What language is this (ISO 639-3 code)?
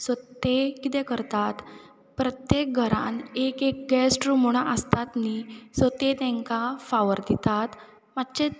kok